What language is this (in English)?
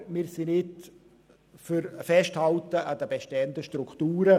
Swiss German